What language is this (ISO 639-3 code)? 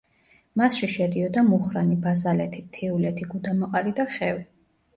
kat